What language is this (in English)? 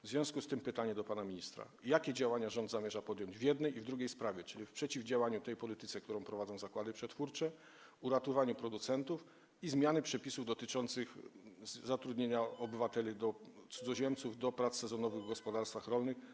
Polish